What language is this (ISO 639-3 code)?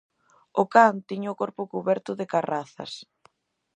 glg